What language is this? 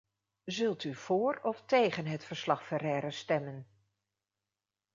Dutch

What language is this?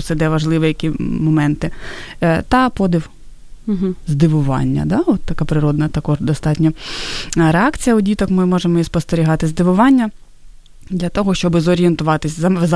Ukrainian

